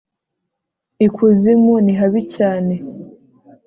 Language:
Kinyarwanda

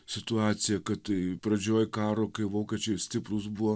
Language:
Lithuanian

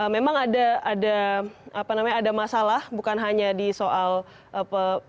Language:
Indonesian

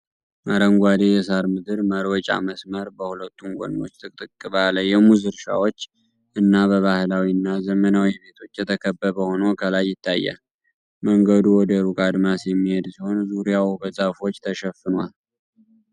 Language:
Amharic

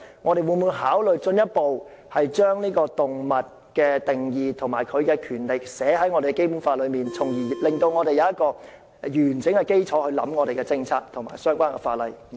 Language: Cantonese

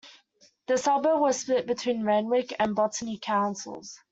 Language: English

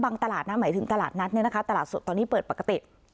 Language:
Thai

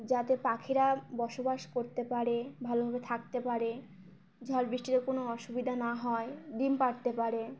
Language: Bangla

